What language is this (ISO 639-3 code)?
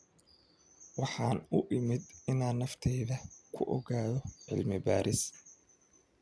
som